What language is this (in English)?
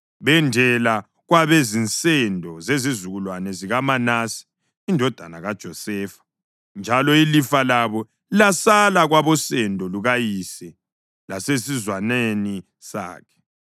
North Ndebele